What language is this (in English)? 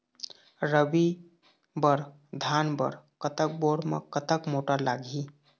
Chhattisgarhi